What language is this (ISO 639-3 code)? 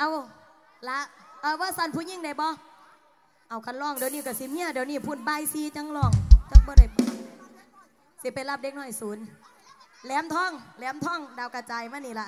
tha